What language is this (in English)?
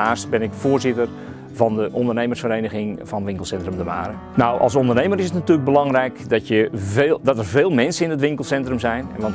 Dutch